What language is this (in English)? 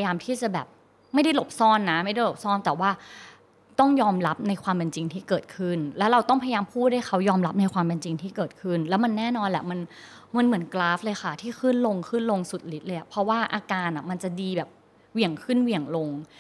Thai